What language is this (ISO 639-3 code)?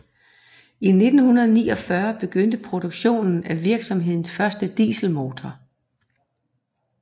dan